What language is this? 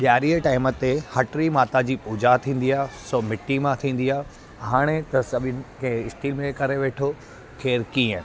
Sindhi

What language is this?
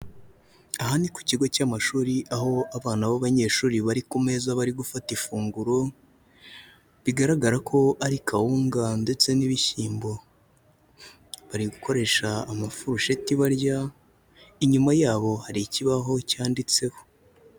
Kinyarwanda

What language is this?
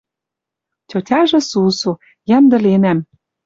Western Mari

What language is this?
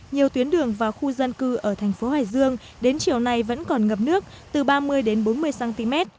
Vietnamese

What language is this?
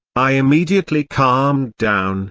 English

